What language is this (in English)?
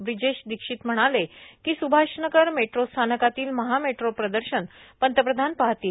Marathi